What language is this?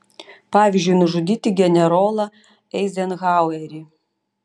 Lithuanian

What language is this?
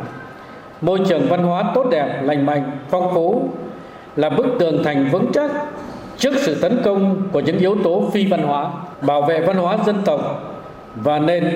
Vietnamese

